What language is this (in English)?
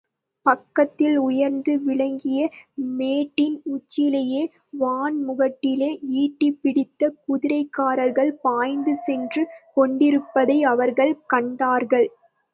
Tamil